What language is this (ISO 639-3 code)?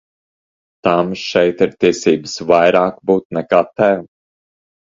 lav